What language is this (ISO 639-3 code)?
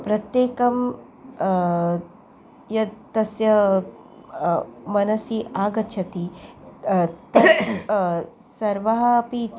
san